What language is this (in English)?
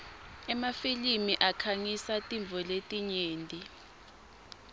Swati